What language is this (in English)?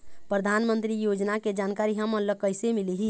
Chhattisgarhi